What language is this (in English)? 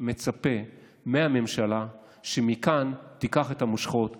Hebrew